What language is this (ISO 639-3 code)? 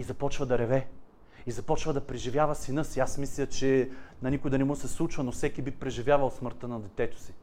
bul